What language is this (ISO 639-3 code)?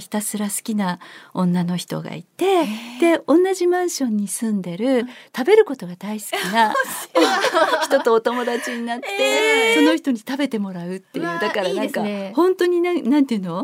jpn